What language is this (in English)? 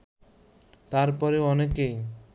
Bangla